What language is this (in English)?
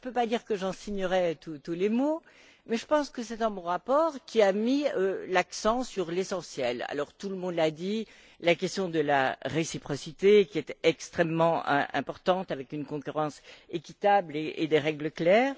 French